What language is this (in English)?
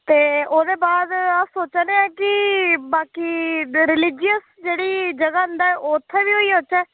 Dogri